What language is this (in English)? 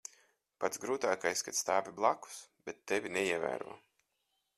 Latvian